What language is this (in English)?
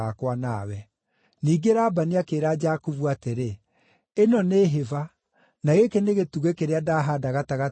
Kikuyu